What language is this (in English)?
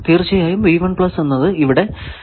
Malayalam